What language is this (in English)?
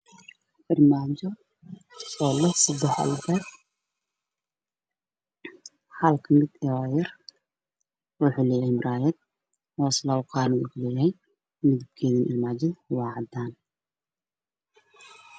Somali